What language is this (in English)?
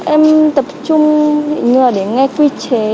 Vietnamese